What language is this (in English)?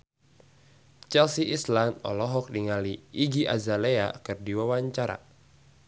Sundanese